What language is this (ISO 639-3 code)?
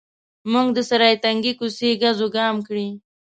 pus